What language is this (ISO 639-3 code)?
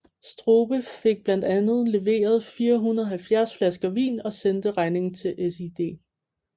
dan